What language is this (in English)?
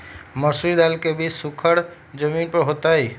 Magahi